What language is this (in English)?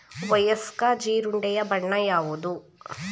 Kannada